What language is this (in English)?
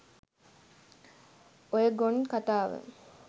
Sinhala